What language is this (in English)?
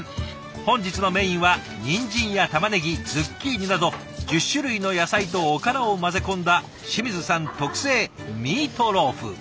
Japanese